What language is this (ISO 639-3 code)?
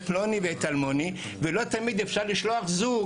heb